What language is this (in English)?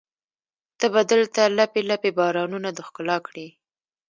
Pashto